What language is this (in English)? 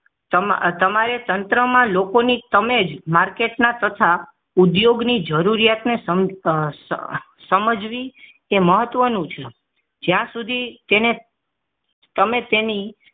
Gujarati